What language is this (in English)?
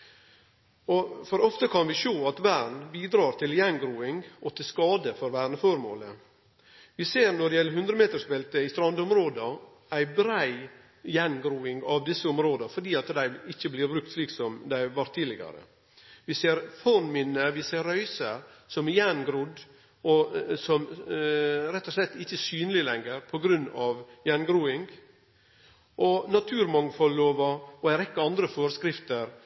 Norwegian Nynorsk